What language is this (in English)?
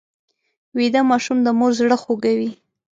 Pashto